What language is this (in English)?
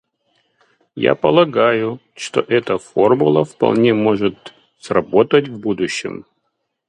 Russian